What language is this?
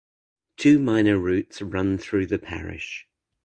English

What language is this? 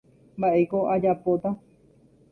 Guarani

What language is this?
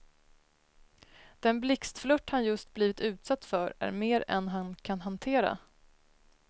Swedish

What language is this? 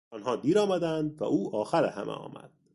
Persian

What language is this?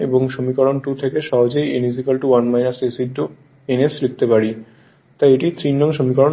Bangla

